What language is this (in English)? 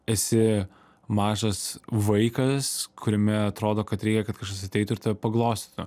Lithuanian